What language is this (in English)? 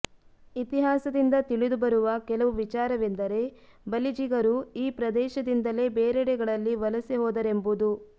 Kannada